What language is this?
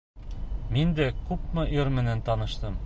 Bashkir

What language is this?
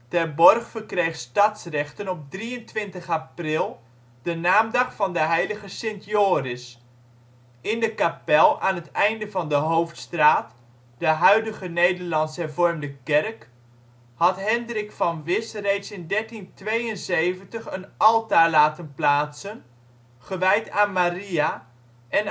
Dutch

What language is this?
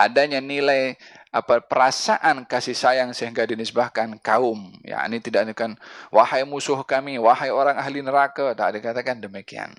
Malay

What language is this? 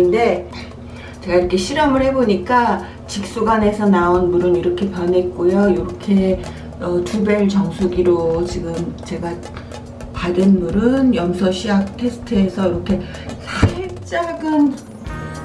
Korean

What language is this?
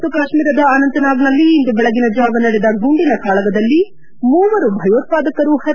Kannada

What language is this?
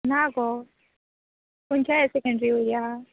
Konkani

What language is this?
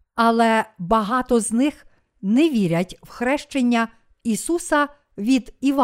Ukrainian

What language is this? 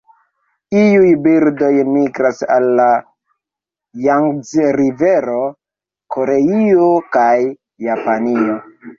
Esperanto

